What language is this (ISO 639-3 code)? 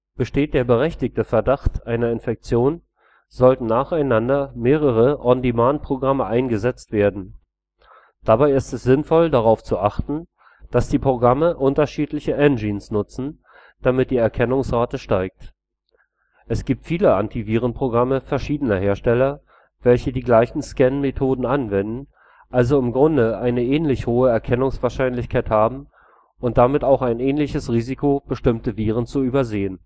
deu